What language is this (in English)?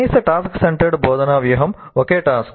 Telugu